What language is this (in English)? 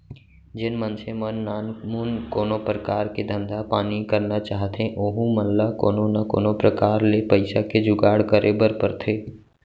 Chhattisgarhi